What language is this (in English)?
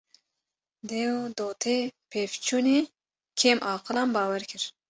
Kurdish